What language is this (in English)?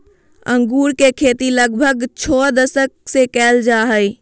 Magahi